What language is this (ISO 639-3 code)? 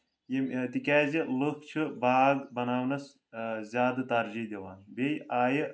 kas